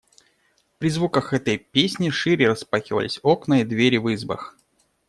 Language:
Russian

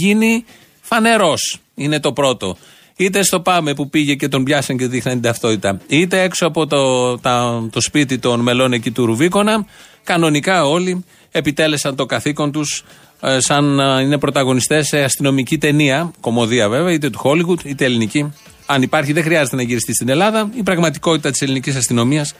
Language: Greek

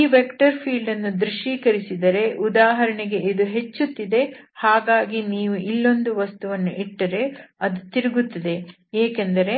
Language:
Kannada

